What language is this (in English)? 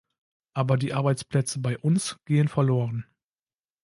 German